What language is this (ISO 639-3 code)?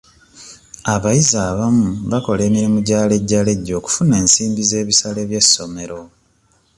lug